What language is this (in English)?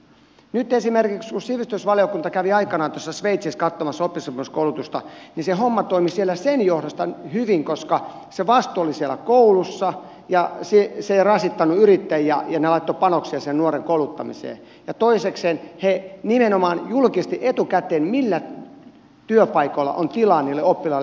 Finnish